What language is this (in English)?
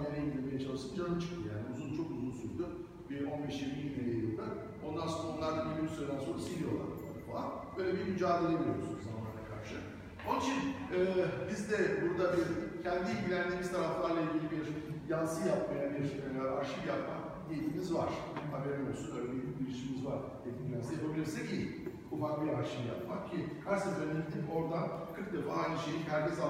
Turkish